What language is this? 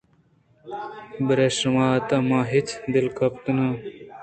Eastern Balochi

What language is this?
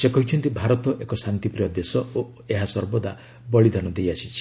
Odia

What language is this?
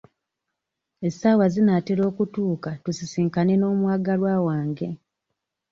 Ganda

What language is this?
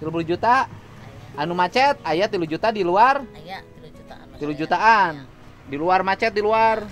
Indonesian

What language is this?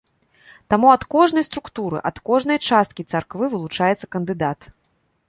Belarusian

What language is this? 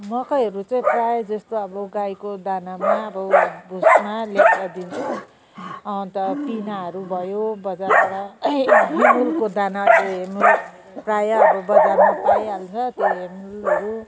Nepali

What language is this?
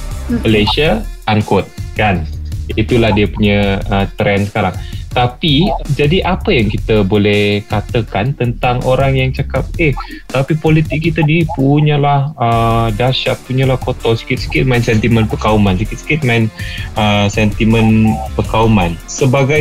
Malay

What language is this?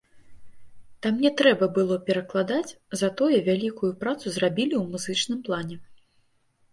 Belarusian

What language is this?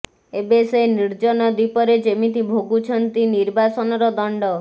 Odia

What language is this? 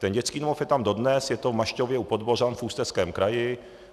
Czech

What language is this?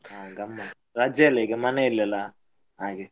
Kannada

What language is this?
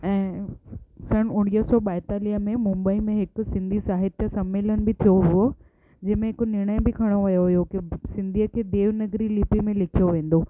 Sindhi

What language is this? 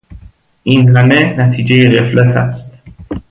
Persian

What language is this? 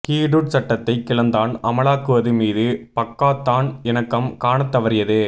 Tamil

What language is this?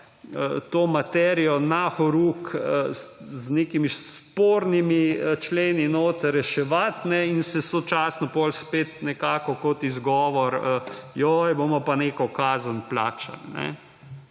Slovenian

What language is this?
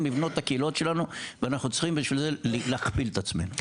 Hebrew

